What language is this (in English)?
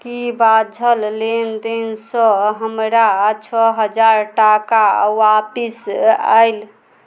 Maithili